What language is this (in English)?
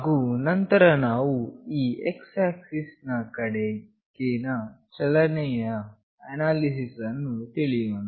Kannada